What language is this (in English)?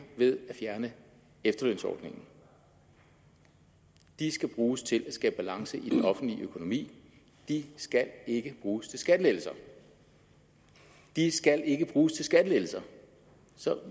Danish